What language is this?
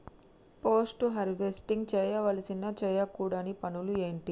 Telugu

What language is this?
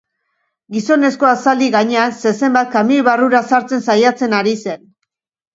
Basque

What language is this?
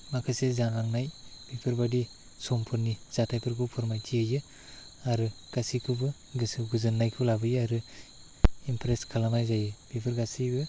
Bodo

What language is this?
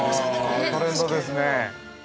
Japanese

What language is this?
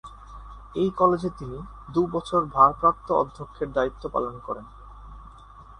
Bangla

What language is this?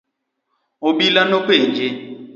Luo (Kenya and Tanzania)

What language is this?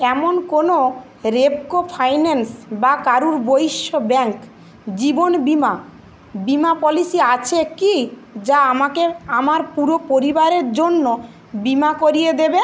Bangla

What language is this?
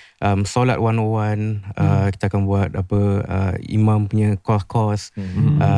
Malay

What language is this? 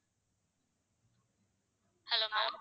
Tamil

